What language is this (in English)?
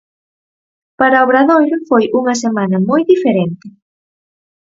Galician